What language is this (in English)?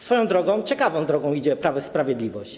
Polish